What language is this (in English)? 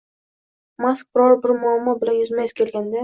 Uzbek